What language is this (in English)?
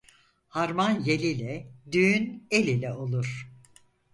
Turkish